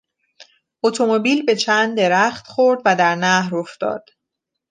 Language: Persian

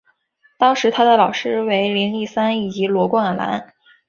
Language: Chinese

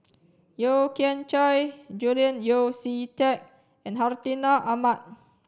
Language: English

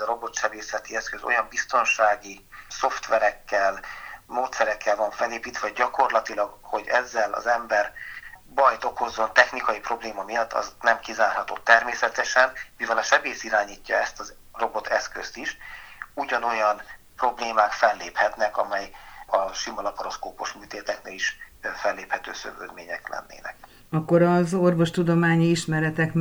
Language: Hungarian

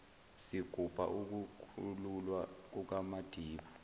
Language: Zulu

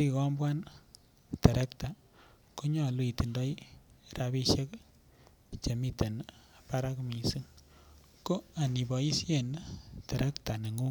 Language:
Kalenjin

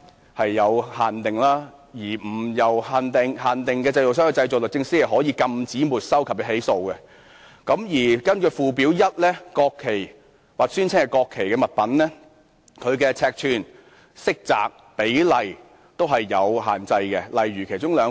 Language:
Cantonese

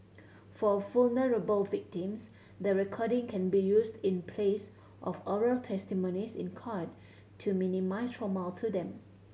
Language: English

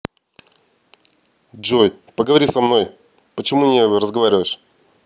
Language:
Russian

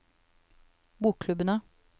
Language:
Norwegian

